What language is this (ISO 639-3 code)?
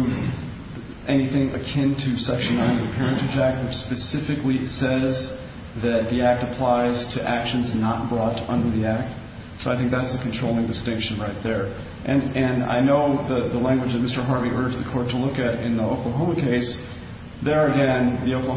eng